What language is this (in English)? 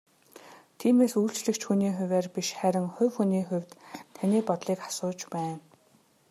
Mongolian